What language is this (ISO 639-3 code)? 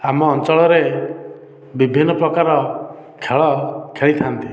ori